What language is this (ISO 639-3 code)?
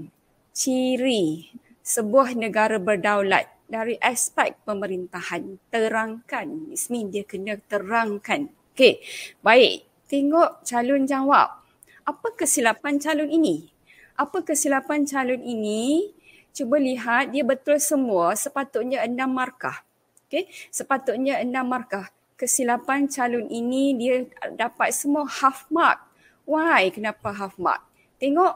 msa